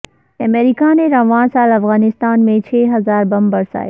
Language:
Urdu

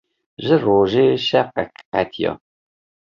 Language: Kurdish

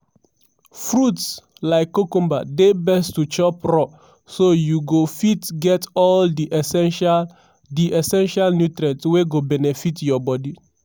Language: Nigerian Pidgin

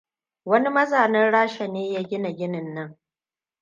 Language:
Hausa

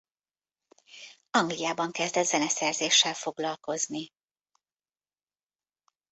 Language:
Hungarian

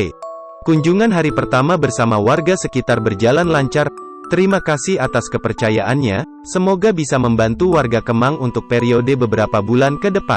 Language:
Indonesian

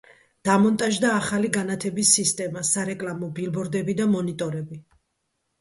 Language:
Georgian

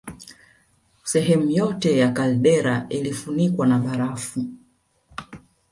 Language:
Swahili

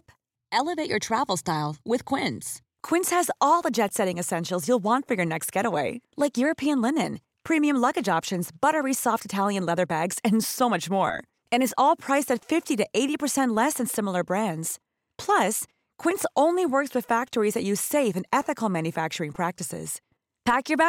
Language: Filipino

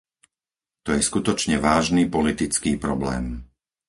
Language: Slovak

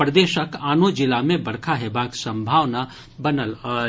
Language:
Maithili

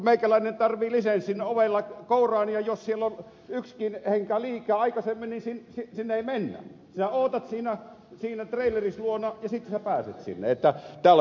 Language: Finnish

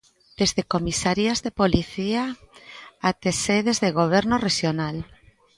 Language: Galician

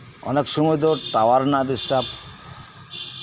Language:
Santali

